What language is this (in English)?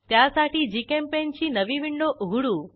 Marathi